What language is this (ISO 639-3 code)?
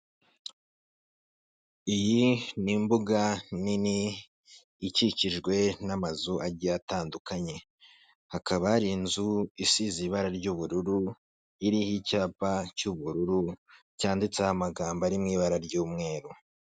kin